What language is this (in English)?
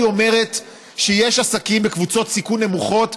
Hebrew